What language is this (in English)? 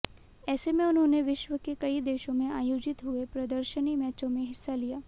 Hindi